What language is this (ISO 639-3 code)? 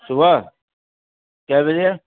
urd